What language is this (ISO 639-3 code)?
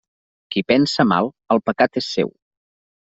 cat